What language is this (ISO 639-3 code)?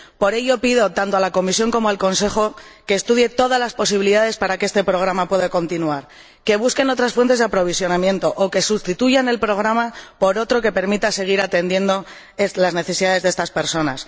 spa